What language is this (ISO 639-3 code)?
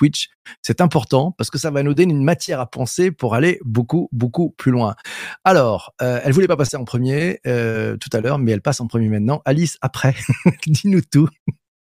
fra